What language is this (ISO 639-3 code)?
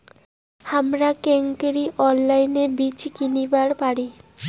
ben